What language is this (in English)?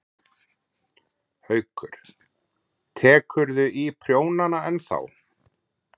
Icelandic